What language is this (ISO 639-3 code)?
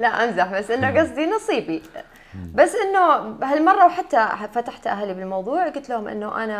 ara